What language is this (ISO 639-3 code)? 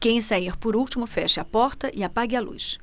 por